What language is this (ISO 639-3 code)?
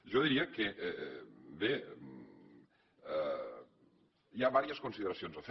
cat